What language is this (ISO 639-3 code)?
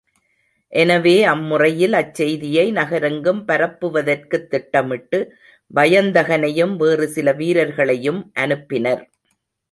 tam